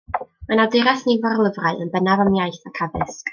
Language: Welsh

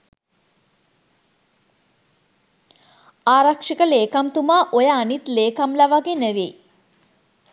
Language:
Sinhala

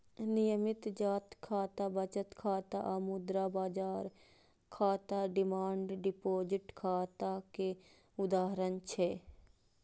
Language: Maithili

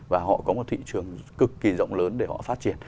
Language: Vietnamese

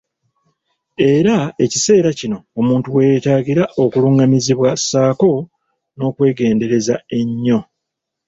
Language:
Ganda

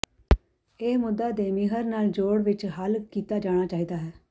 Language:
Punjabi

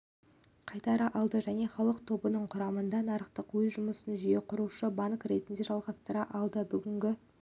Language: Kazakh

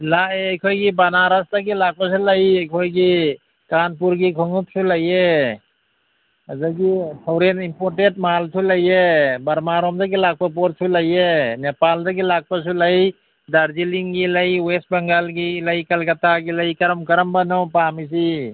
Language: Manipuri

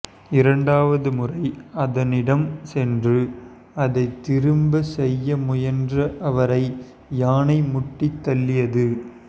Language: Tamil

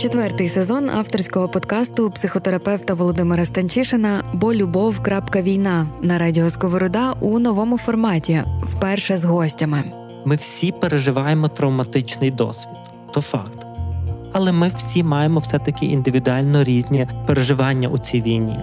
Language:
Ukrainian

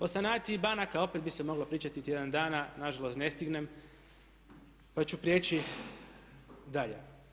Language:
Croatian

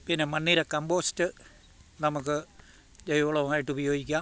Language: Malayalam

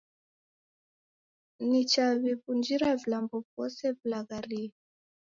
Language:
Taita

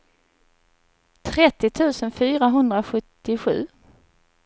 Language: Swedish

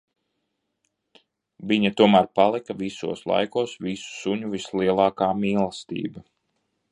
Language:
Latvian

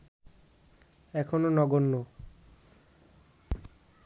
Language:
Bangla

